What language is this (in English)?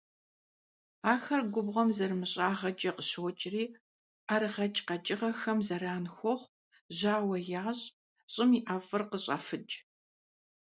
Kabardian